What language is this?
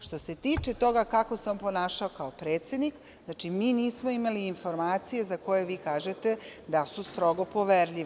Serbian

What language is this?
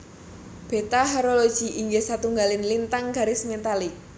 Javanese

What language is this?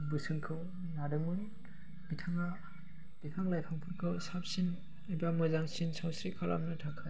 Bodo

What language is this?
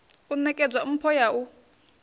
Venda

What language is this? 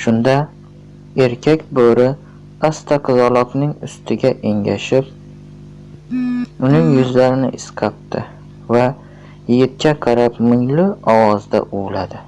Turkish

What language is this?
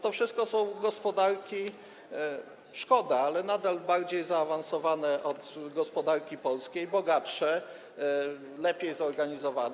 Polish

